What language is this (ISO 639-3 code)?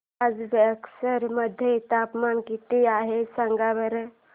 mar